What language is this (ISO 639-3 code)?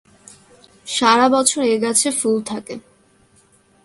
ben